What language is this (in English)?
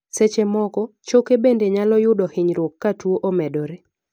Luo (Kenya and Tanzania)